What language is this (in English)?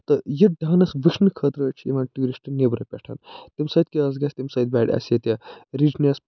Kashmiri